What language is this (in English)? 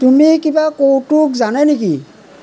Assamese